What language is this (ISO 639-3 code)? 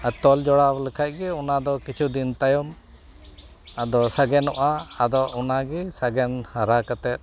sat